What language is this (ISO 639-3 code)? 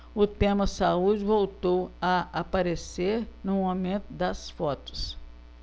por